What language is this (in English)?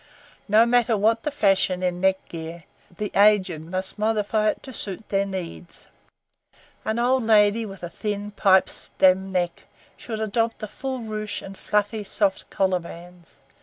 English